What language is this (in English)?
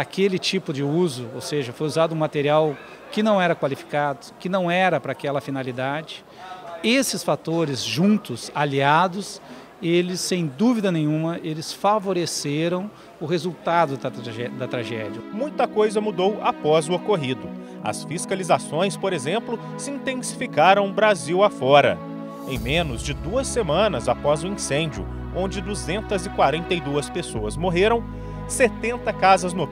Portuguese